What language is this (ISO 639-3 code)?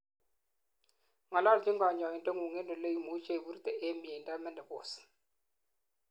kln